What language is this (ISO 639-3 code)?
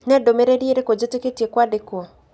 kik